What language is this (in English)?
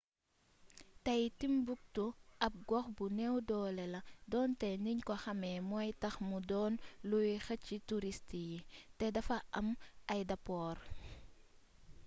Wolof